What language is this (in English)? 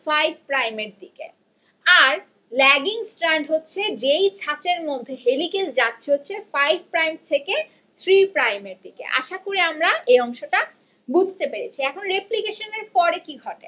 Bangla